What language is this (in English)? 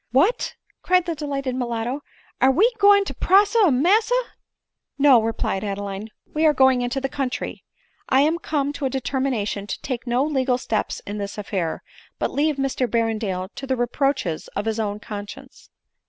English